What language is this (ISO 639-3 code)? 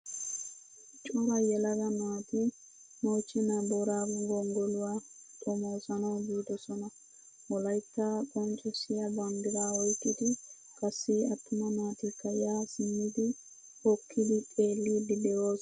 wal